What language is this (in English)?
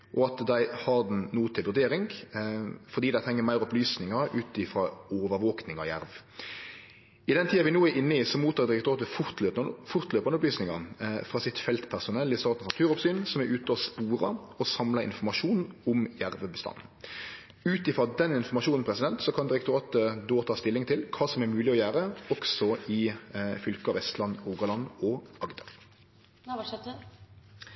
Norwegian Nynorsk